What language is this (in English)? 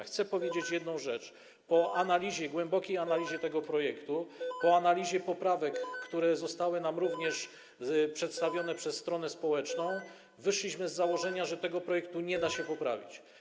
Polish